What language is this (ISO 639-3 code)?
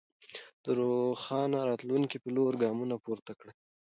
pus